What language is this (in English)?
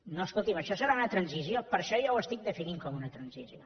Catalan